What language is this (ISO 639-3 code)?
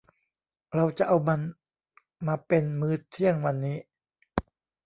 tha